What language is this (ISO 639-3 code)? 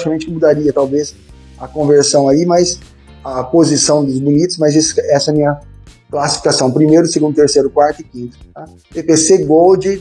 por